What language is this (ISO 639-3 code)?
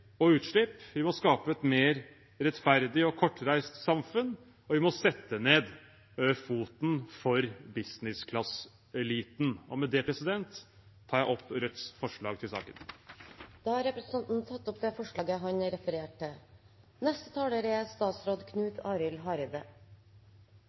nor